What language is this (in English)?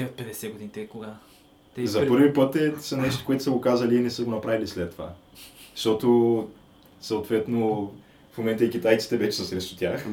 Bulgarian